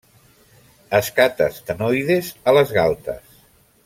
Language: Catalan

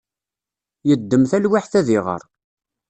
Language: Kabyle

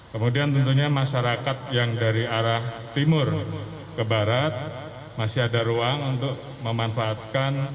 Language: Indonesian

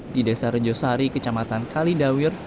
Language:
Indonesian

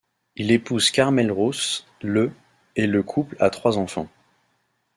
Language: French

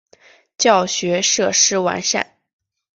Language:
Chinese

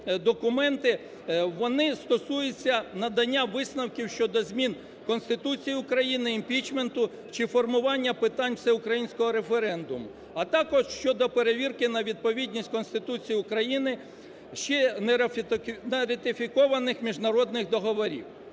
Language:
Ukrainian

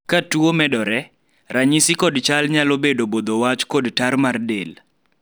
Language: Luo (Kenya and Tanzania)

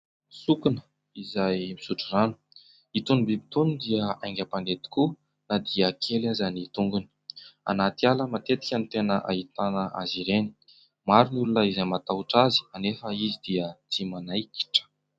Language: Malagasy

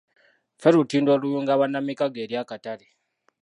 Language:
Ganda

